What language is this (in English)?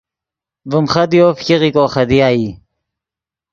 Yidgha